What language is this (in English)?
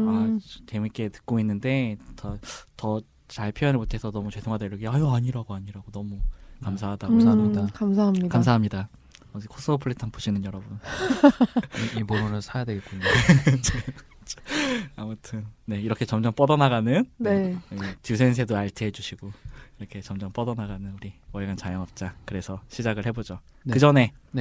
Korean